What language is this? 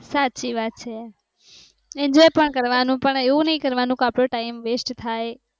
Gujarati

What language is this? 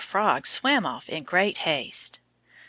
English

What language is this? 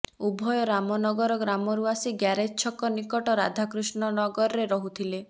Odia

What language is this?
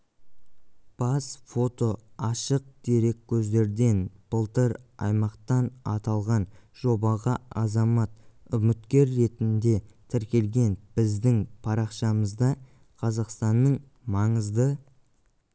Kazakh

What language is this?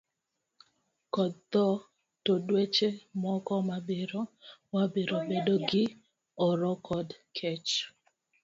Luo (Kenya and Tanzania)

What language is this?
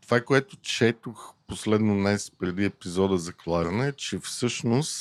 Bulgarian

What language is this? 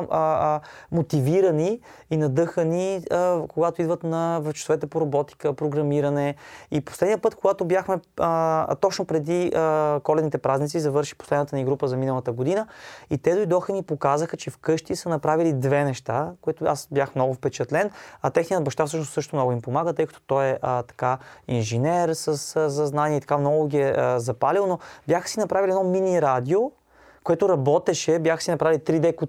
Bulgarian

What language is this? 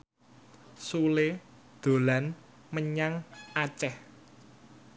Javanese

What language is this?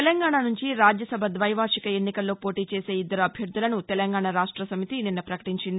Telugu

